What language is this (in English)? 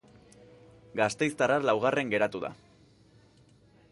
Basque